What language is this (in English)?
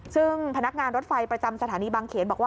Thai